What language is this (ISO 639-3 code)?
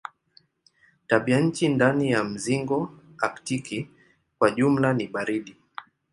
swa